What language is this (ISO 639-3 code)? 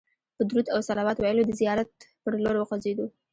pus